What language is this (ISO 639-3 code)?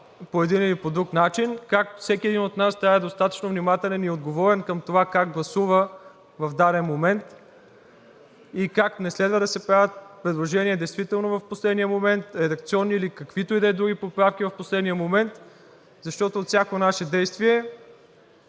bul